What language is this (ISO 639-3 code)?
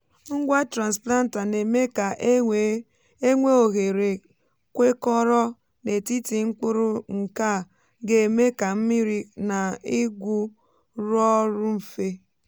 ibo